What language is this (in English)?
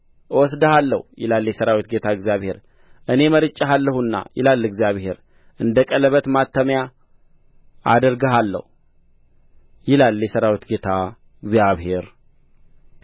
Amharic